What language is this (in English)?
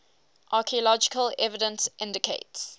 English